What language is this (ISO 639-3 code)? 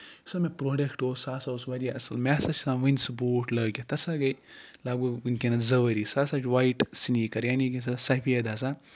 kas